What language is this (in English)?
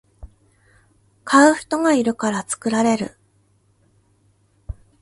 Japanese